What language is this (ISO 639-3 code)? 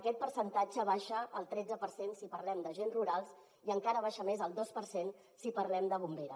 cat